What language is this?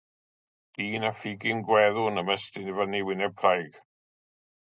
Welsh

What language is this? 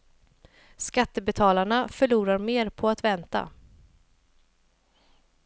Swedish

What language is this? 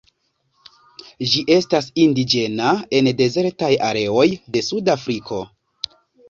Esperanto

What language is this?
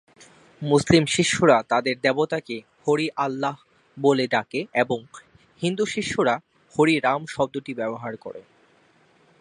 Bangla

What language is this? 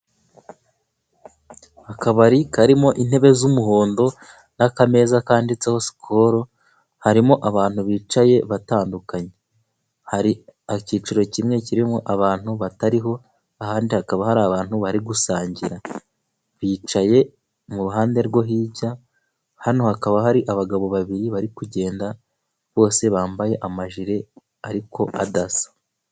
Kinyarwanda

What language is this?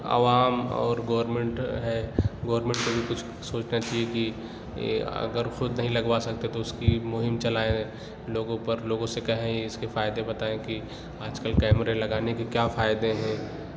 Urdu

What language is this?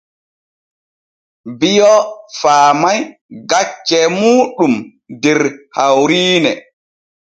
Borgu Fulfulde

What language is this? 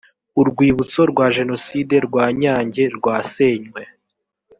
Kinyarwanda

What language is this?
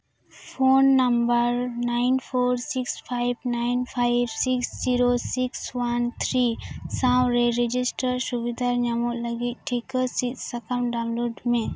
Santali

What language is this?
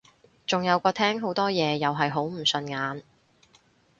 Cantonese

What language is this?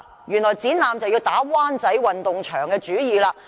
Cantonese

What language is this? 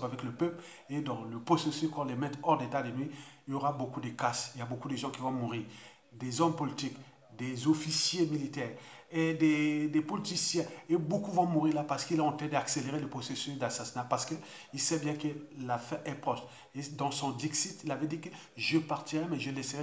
French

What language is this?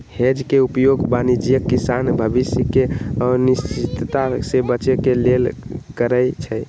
Magahi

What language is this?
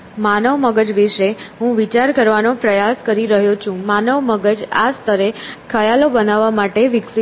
Gujarati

